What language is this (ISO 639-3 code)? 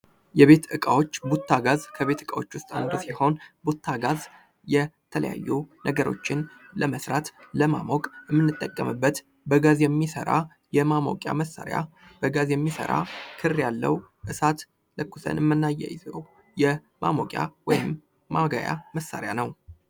amh